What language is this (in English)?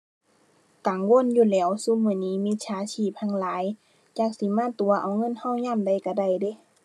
Thai